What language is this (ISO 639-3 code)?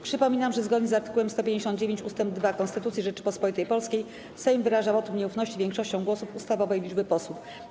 pol